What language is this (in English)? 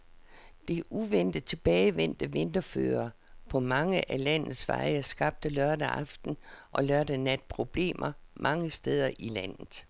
Danish